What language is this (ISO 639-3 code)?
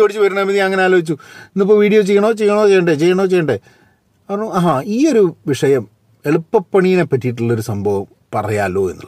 mal